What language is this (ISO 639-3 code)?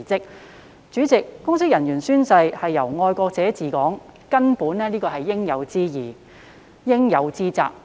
yue